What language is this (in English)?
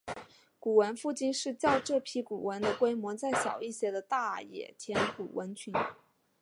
Chinese